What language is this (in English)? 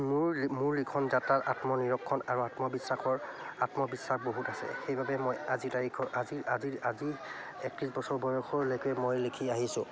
Assamese